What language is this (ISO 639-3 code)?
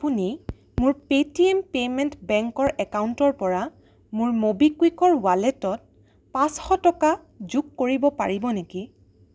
asm